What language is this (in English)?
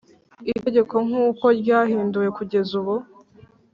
Kinyarwanda